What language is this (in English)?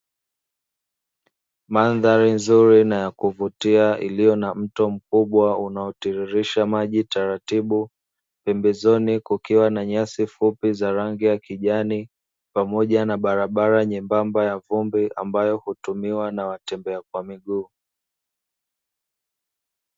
Swahili